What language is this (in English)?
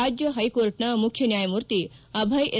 Kannada